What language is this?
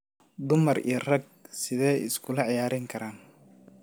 Somali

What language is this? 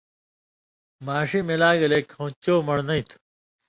Indus Kohistani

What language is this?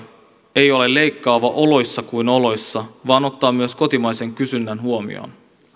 Finnish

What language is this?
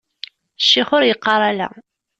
Kabyle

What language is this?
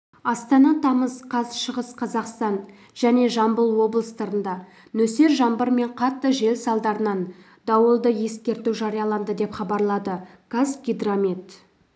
Kazakh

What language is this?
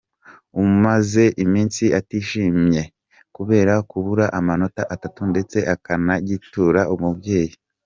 Kinyarwanda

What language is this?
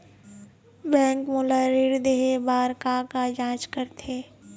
Chhattisgarhi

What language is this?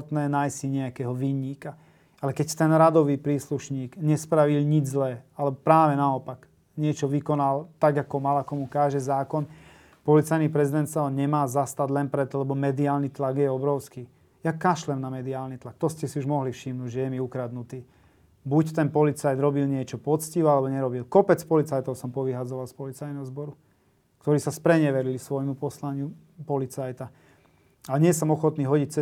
Slovak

